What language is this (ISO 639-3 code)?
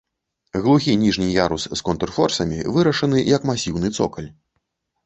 bel